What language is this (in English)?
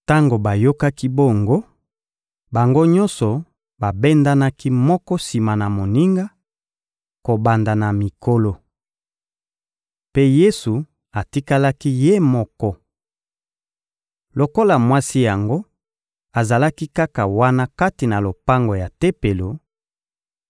Lingala